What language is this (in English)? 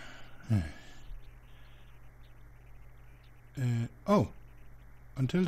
German